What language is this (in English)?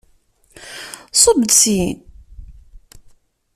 Kabyle